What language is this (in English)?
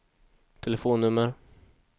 Swedish